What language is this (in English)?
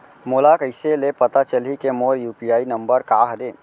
Chhattisgarhi